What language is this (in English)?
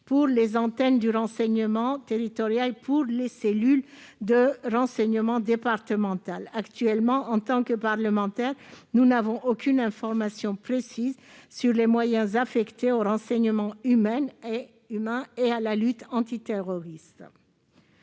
French